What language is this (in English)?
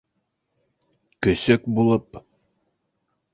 Bashkir